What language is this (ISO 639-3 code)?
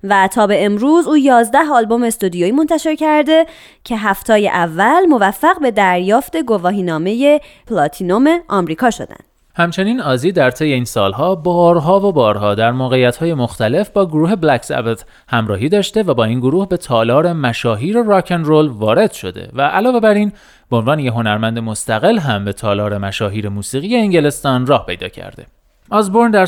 fas